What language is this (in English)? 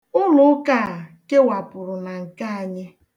Igbo